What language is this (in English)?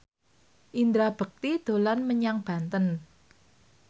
Javanese